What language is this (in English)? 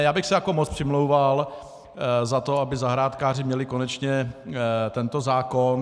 Czech